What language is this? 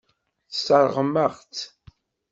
Kabyle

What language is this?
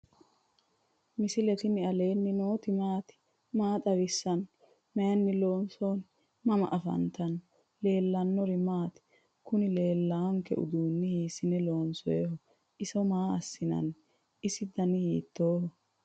Sidamo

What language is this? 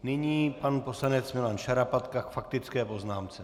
Czech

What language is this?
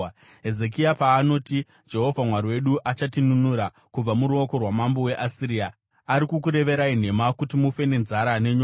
Shona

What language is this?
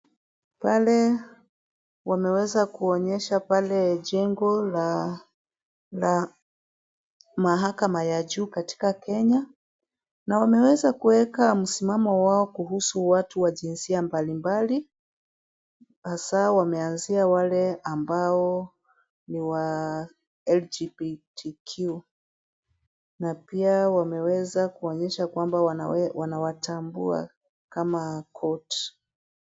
Swahili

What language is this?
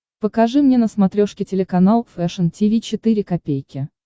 Russian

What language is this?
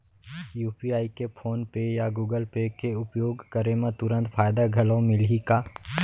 Chhattisgarhi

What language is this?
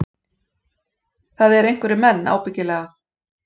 Icelandic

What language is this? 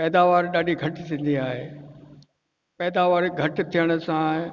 Sindhi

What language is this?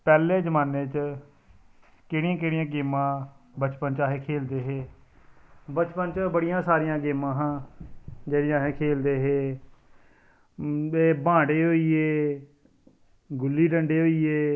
Dogri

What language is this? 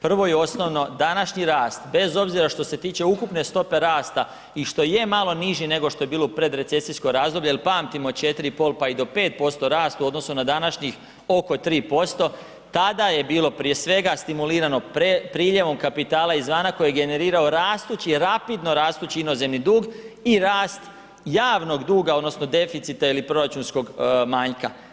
Croatian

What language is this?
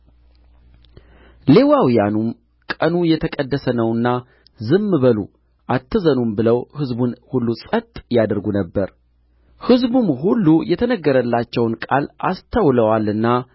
Amharic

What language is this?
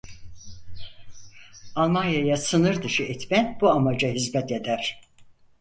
Turkish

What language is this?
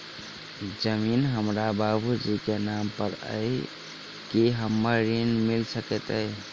Maithili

